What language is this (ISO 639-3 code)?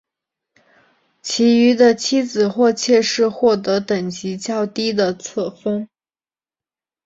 zho